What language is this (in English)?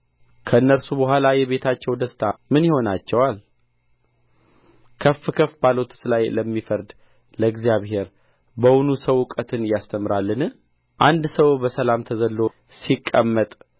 Amharic